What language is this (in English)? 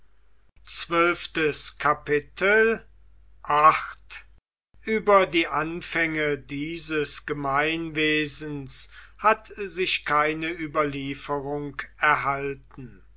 German